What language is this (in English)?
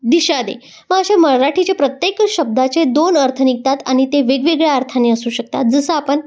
Marathi